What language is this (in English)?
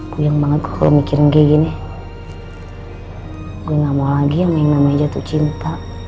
Indonesian